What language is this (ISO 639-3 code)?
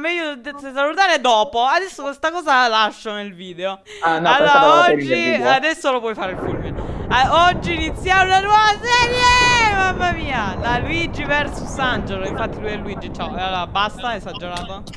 ita